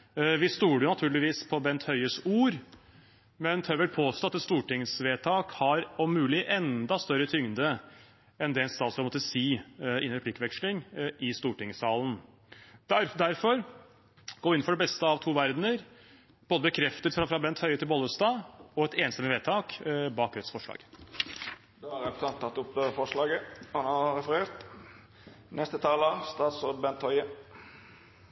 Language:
Norwegian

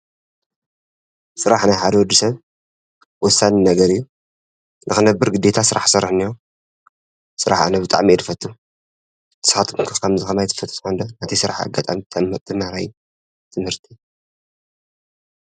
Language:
Tigrinya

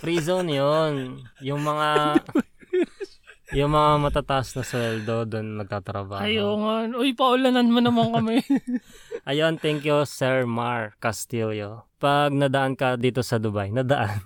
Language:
Filipino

